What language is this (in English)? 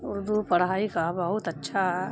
Urdu